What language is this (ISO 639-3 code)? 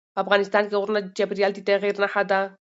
pus